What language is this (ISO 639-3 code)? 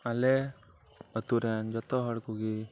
sat